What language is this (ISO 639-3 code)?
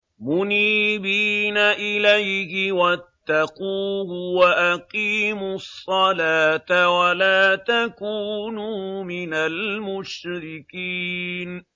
ara